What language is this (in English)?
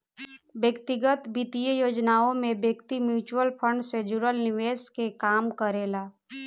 Bhojpuri